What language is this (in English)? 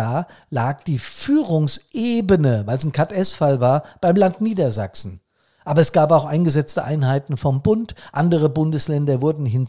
German